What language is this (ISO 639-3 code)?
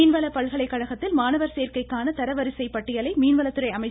tam